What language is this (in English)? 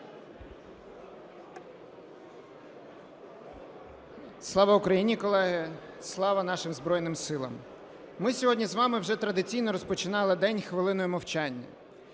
Ukrainian